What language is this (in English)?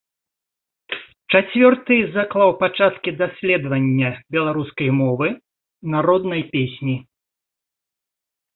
Belarusian